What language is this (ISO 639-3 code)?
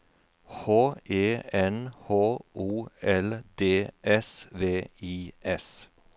nor